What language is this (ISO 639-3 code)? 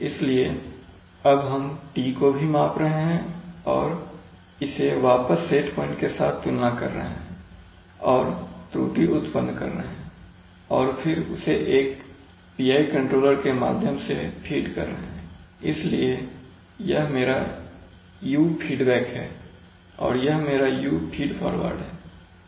hin